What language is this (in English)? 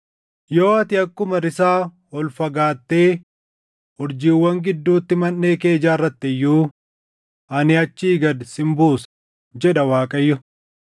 Oromo